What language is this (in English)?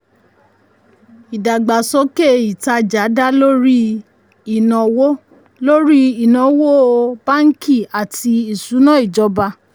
Yoruba